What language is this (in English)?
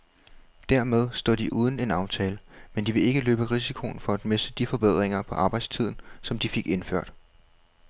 Danish